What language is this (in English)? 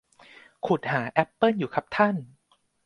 Thai